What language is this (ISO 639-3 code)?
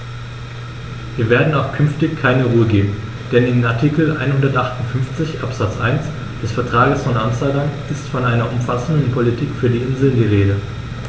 deu